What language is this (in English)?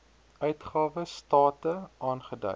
Afrikaans